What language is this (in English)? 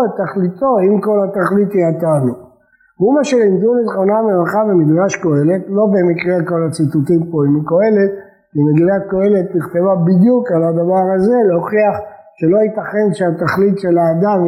Hebrew